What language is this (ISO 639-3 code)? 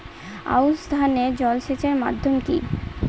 ben